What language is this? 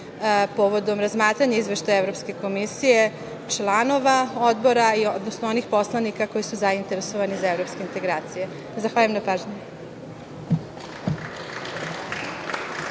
Serbian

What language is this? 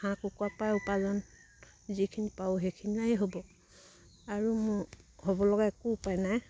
Assamese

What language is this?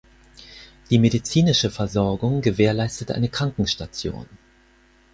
German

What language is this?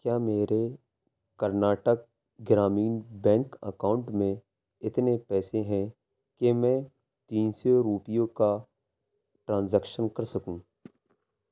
Urdu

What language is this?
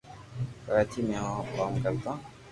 Loarki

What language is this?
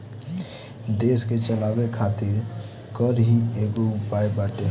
Bhojpuri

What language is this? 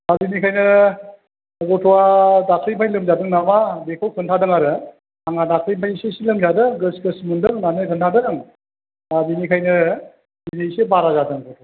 Bodo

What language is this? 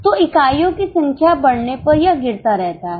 Hindi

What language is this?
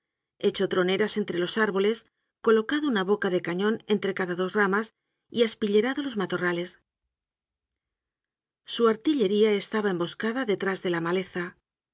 Spanish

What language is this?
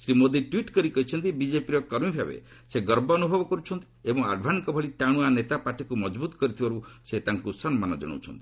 Odia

